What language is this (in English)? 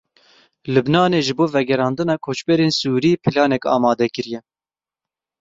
Kurdish